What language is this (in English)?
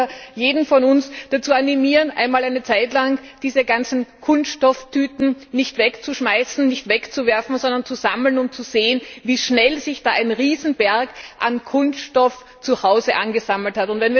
German